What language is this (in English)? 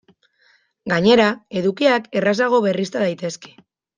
Basque